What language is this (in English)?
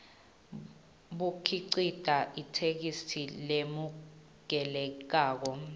Swati